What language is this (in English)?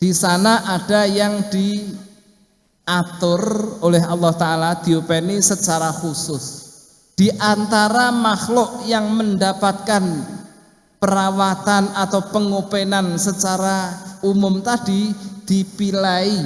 Indonesian